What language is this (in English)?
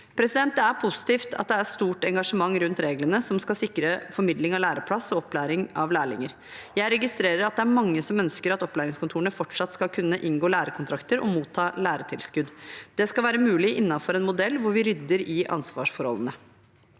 Norwegian